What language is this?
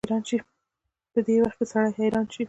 Pashto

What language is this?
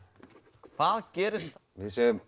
Icelandic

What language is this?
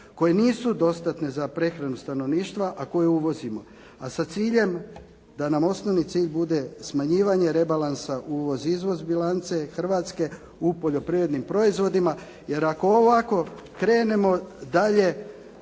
Croatian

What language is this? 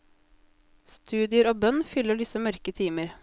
Norwegian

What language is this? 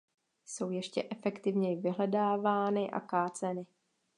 Czech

